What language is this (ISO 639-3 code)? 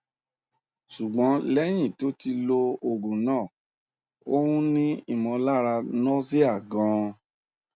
yor